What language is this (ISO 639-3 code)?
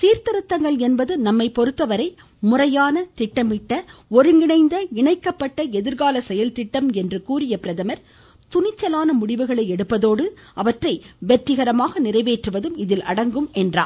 tam